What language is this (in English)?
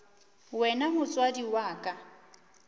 Northern Sotho